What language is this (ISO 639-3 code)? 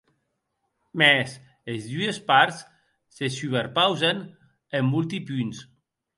oci